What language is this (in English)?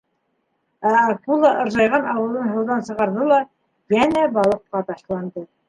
Bashkir